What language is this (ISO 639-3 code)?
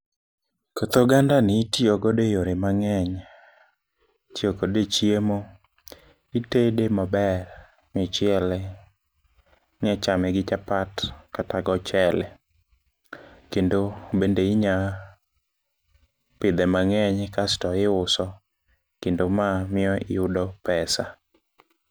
luo